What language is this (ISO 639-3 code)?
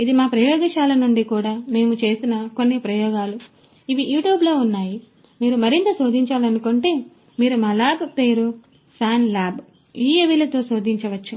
tel